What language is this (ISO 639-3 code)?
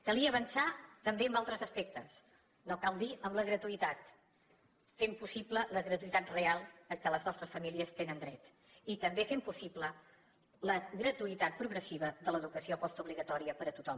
cat